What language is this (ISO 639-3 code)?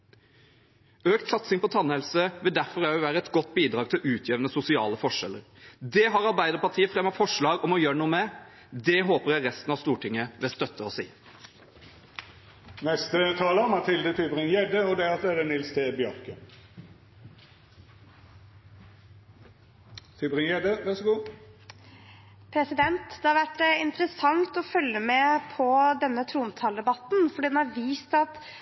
nob